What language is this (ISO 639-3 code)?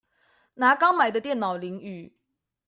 zho